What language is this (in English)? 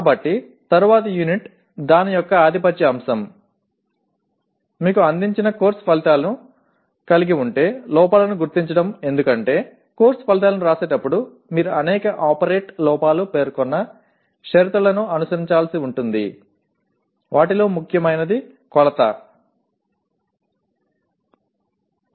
Telugu